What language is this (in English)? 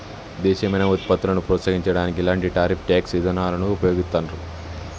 Telugu